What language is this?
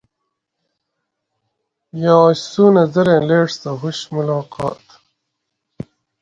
Gawri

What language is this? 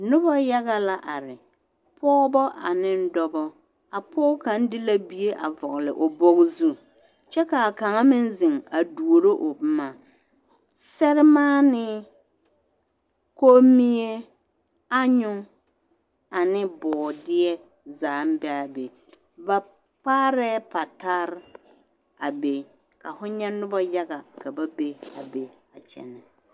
Southern Dagaare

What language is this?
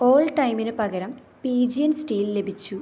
Malayalam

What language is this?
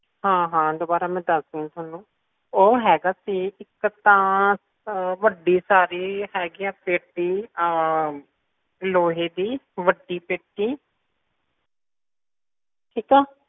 Punjabi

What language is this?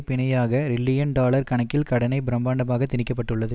Tamil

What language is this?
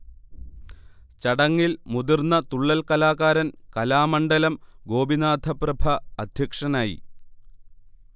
Malayalam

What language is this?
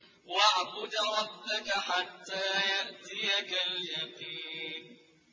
Arabic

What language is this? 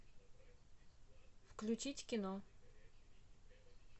Russian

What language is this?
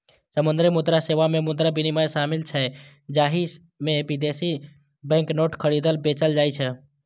Maithili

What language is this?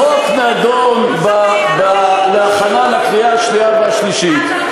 Hebrew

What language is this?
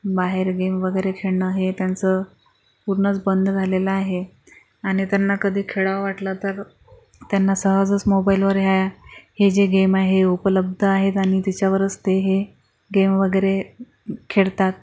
Marathi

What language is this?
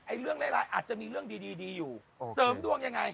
Thai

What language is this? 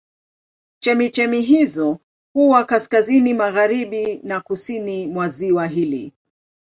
Swahili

